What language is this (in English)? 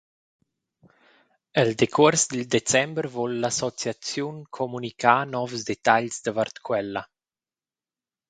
Romansh